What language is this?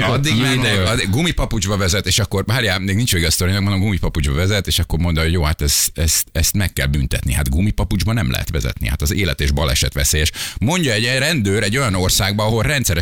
Hungarian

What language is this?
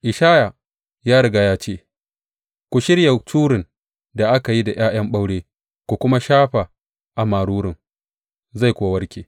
Hausa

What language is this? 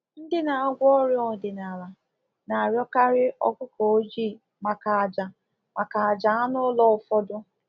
Igbo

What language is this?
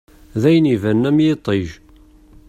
Kabyle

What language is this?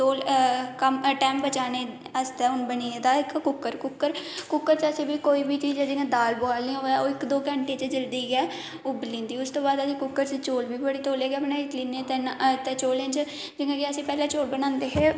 Dogri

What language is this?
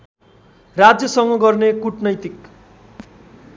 Nepali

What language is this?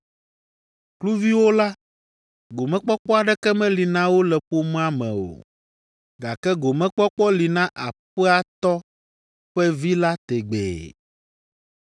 Ewe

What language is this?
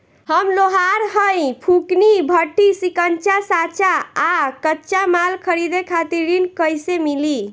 Bhojpuri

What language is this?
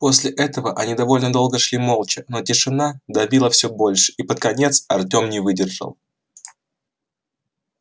Russian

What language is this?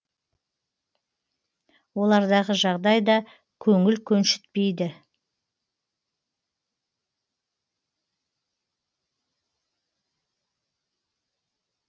Kazakh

